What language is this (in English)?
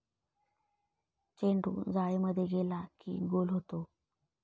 Marathi